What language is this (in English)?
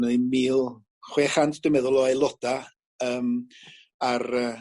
Welsh